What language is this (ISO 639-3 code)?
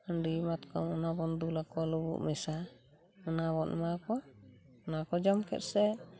sat